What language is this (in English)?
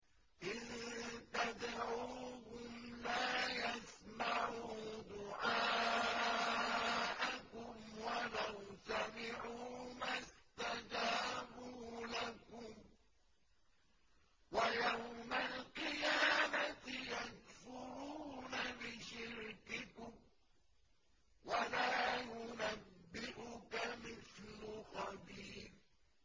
Arabic